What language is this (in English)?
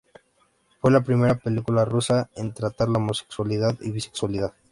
Spanish